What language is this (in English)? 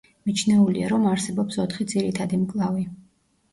Georgian